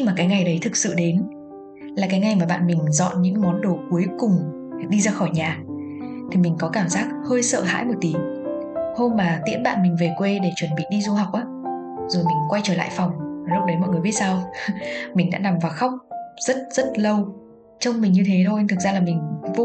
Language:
Vietnamese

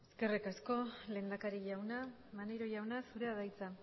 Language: Basque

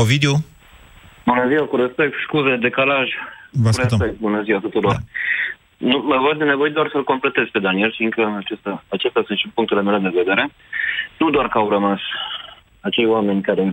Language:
Romanian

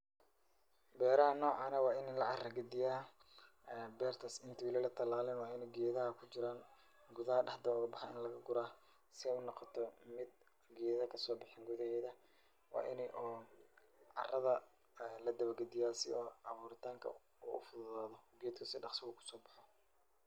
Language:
Somali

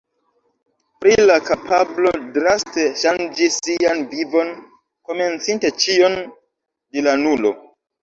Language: Esperanto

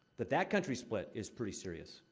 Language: English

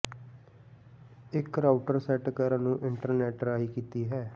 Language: Punjabi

